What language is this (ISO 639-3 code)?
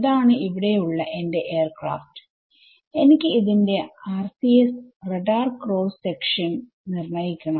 mal